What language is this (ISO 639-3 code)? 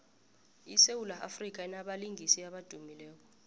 nbl